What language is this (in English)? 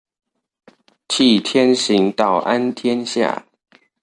Chinese